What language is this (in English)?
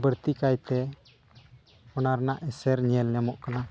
Santali